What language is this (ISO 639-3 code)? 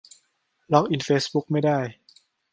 tha